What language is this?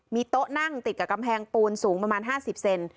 Thai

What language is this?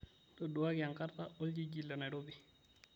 Masai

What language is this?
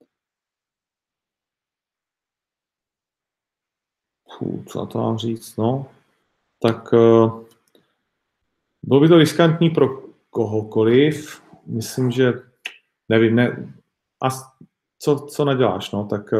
Czech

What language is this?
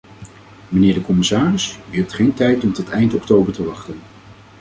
Dutch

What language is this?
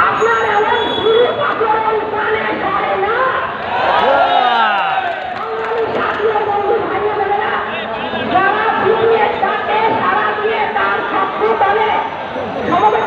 Romanian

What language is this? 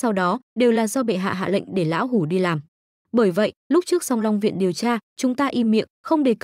Vietnamese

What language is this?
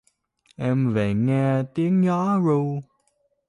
Vietnamese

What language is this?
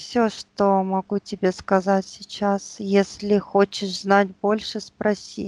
Russian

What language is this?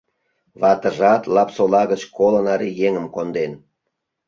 Mari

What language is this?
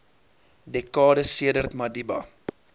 Afrikaans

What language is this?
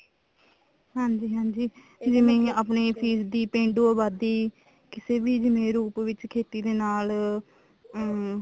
Punjabi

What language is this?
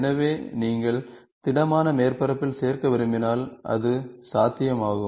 Tamil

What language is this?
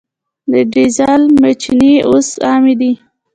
Pashto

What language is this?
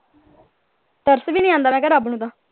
Punjabi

